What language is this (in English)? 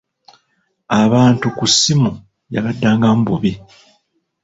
Ganda